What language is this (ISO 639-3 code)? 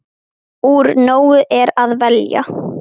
isl